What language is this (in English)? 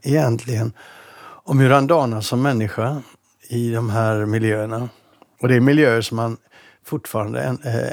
Swedish